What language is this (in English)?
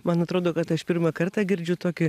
Lithuanian